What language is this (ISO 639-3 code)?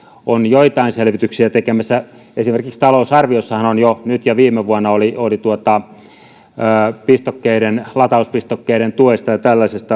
fin